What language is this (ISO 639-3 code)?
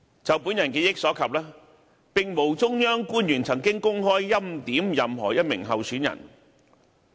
yue